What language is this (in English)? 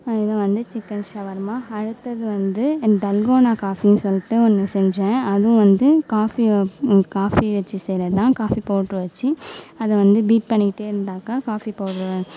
Tamil